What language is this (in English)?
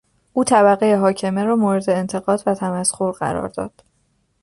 Persian